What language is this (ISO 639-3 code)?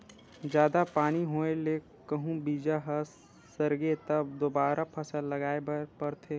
hne